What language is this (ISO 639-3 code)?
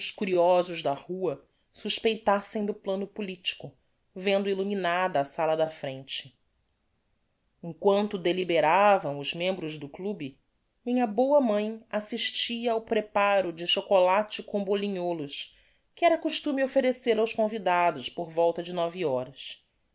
por